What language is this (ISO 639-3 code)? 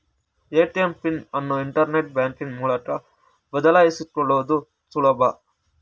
kan